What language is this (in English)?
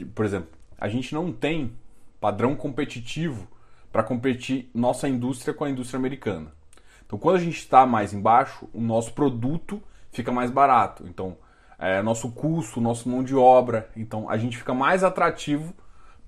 Portuguese